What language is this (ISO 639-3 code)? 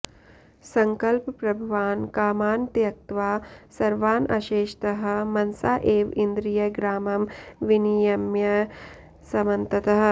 san